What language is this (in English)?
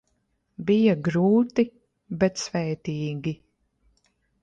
Latvian